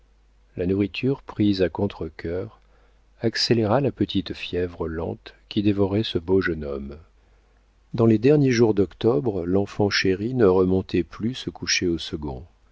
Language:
French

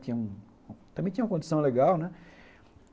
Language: Portuguese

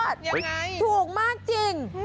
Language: Thai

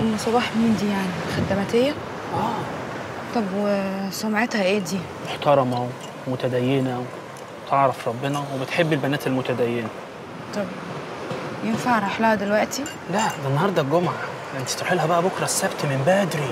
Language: Arabic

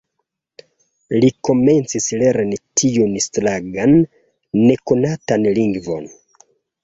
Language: Esperanto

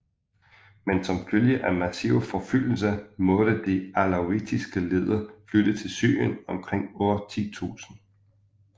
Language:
Danish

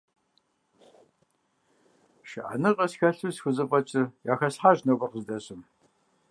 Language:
Kabardian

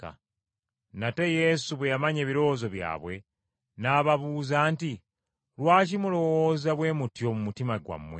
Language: Ganda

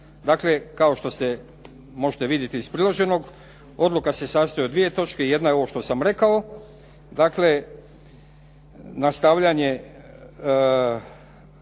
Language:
Croatian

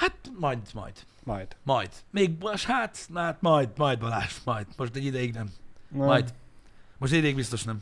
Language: Hungarian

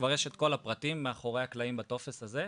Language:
Hebrew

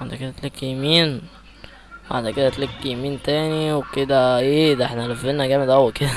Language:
Arabic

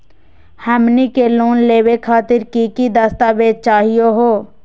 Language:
Magahi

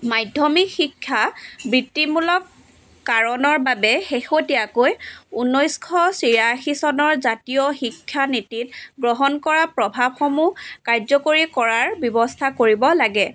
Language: Assamese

